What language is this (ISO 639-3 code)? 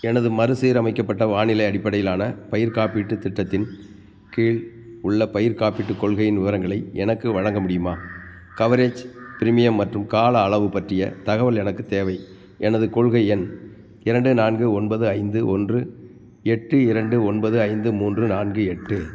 tam